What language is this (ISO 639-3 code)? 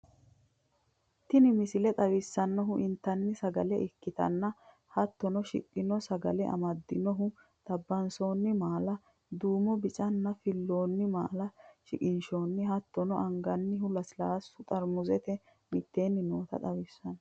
sid